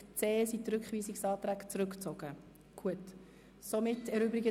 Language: Swiss German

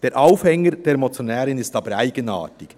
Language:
Swiss German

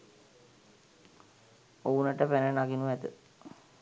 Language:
Sinhala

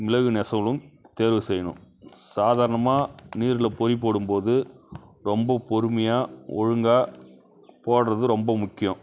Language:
Tamil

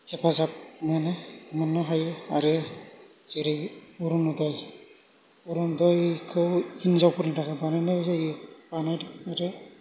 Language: Bodo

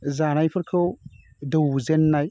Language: Bodo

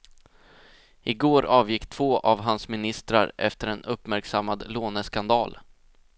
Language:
Swedish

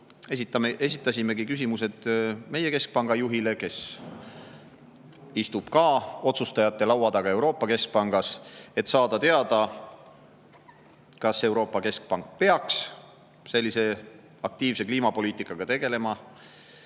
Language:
Estonian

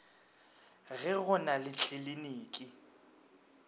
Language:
Northern Sotho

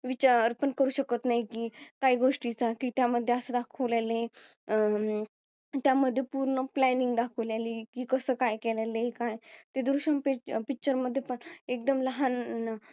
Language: Marathi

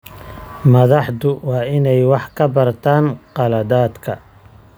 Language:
Somali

